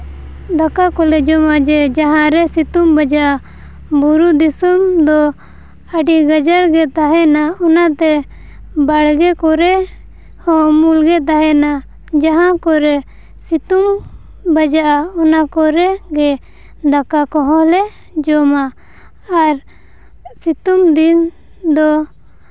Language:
Santali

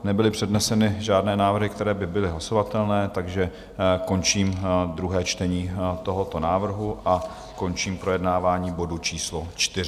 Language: Czech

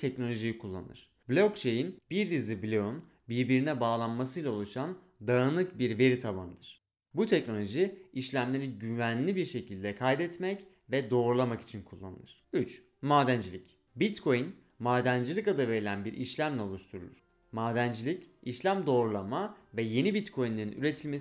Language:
Turkish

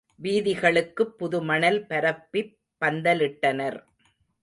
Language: Tamil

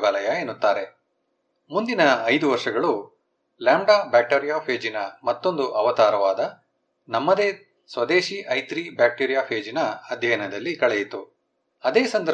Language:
Kannada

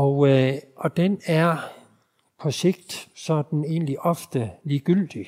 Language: Danish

